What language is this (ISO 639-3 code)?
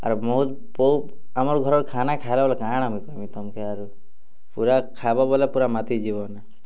ori